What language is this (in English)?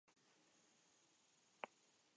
Basque